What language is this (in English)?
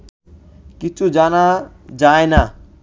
Bangla